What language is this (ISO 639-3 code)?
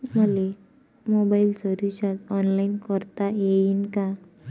mar